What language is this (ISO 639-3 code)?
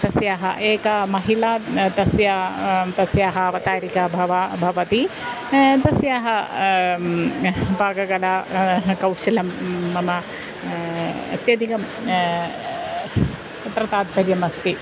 san